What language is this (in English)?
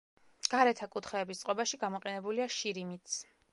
Georgian